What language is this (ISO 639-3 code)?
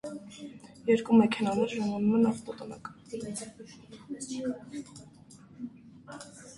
hye